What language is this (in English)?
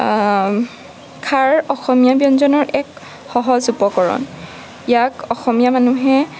Assamese